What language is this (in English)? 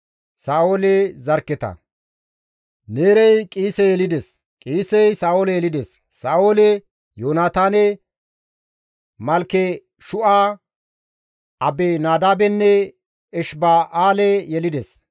Gamo